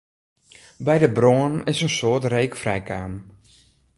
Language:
Western Frisian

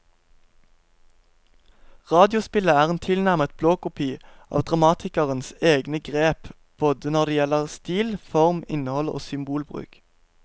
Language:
Norwegian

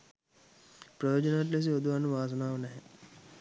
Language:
Sinhala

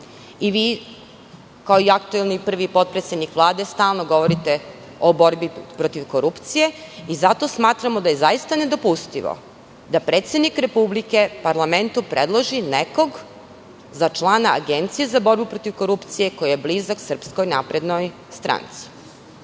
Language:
Serbian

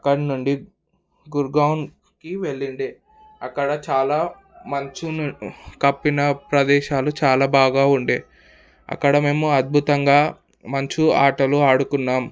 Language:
Telugu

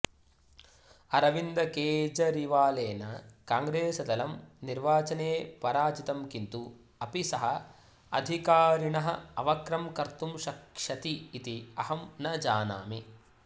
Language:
Sanskrit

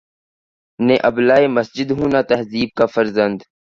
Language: Urdu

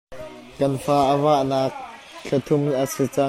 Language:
Hakha Chin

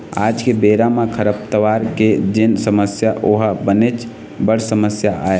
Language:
Chhattisgarhi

